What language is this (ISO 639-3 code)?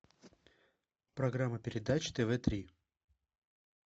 rus